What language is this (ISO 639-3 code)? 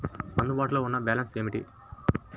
tel